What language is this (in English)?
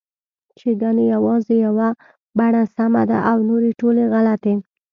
Pashto